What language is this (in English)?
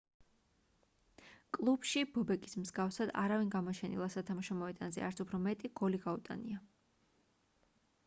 Georgian